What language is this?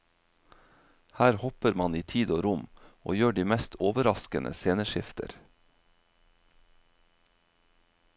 Norwegian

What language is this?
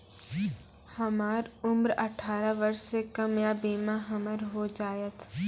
Maithili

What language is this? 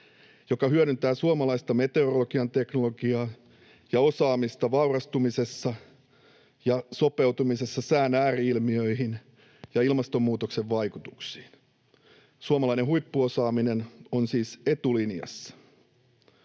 Finnish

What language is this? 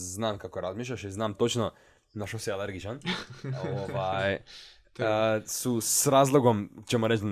Croatian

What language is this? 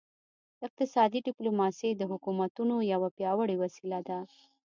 Pashto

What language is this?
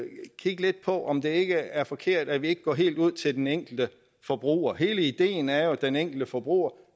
Danish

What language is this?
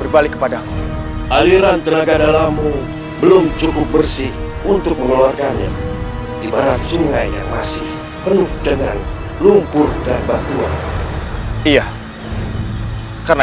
Indonesian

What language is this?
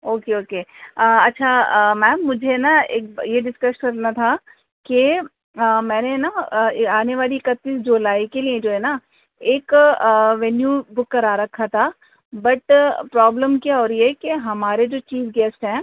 Urdu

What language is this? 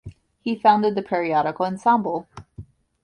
English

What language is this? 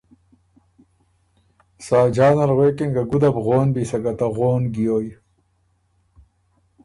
Ormuri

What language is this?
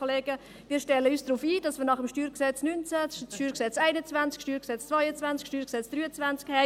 Swiss German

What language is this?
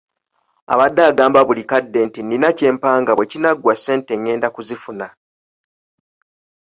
Ganda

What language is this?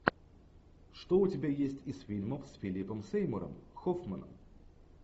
Russian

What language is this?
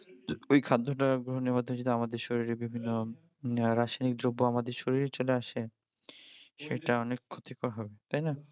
Bangla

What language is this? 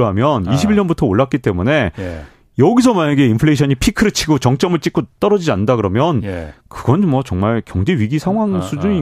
Korean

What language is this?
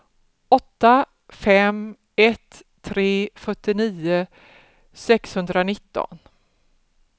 Swedish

